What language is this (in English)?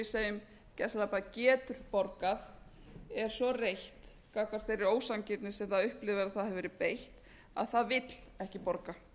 Icelandic